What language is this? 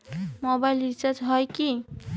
Bangla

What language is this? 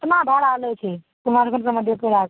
Maithili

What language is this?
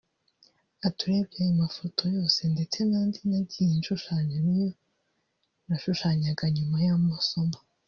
Kinyarwanda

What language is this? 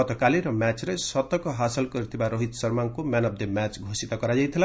Odia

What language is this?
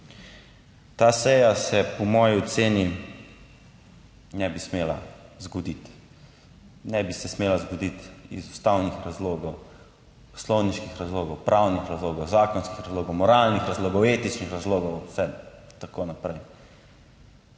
Slovenian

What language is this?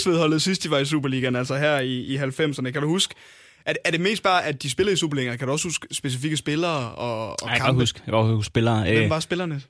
Danish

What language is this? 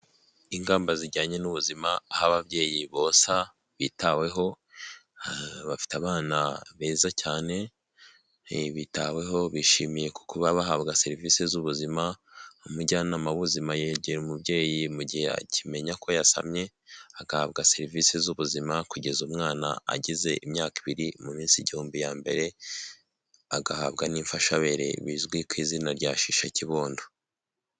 Kinyarwanda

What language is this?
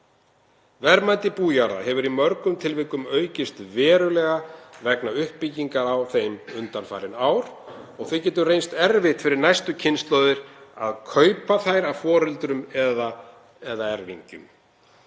Icelandic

